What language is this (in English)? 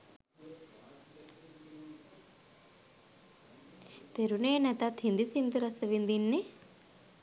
Sinhala